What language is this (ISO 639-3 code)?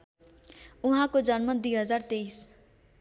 nep